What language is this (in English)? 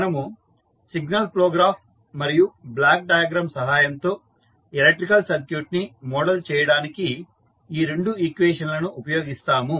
Telugu